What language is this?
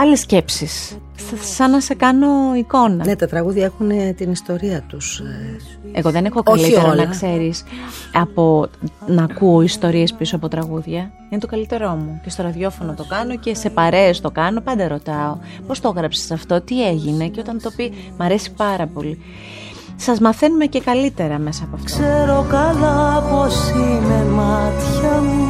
Greek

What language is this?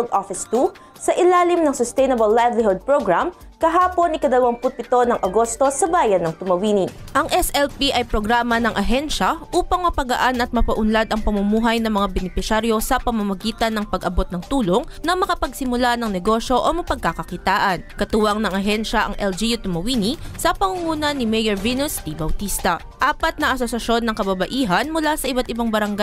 Filipino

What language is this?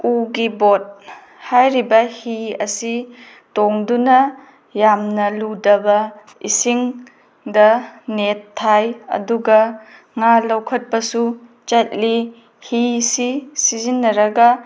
Manipuri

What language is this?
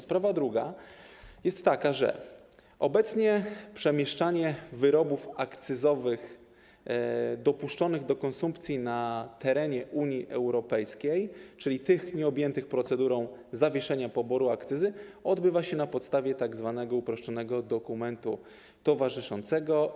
Polish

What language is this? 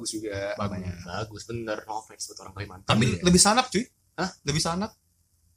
Indonesian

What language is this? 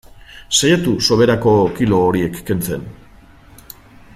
Basque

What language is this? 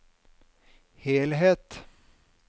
Norwegian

